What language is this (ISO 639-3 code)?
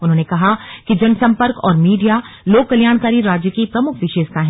hin